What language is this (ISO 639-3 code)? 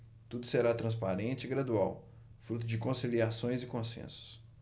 por